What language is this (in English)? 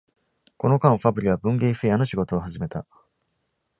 Japanese